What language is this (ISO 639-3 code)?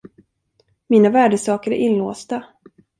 swe